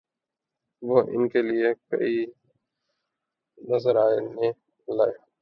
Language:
Urdu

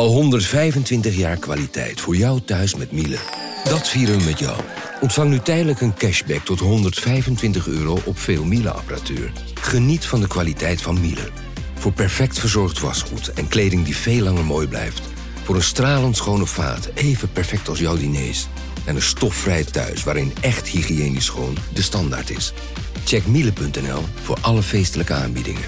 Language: Dutch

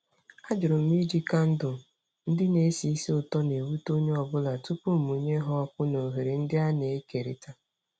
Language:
Igbo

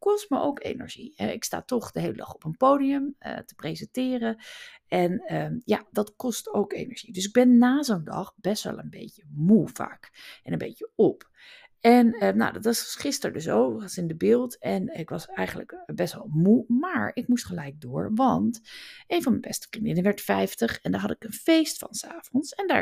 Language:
Dutch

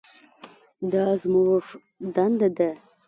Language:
Pashto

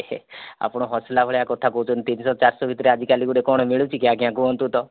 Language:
Odia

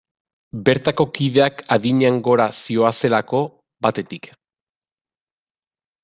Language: Basque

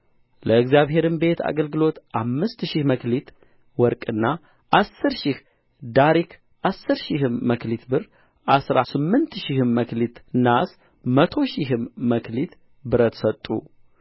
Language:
Amharic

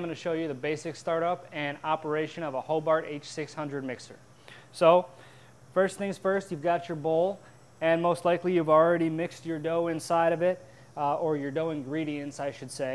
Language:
English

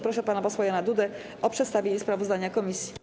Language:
Polish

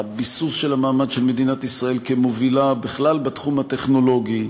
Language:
Hebrew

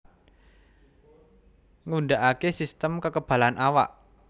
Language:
Javanese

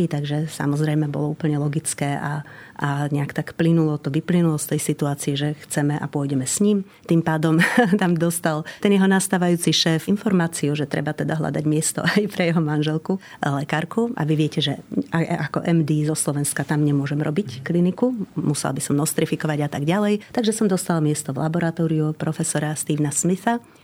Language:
Slovak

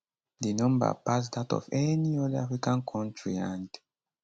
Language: Nigerian Pidgin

